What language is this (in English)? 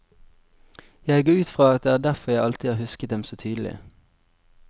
Norwegian